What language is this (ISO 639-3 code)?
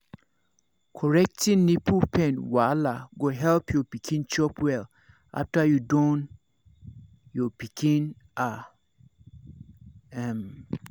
pcm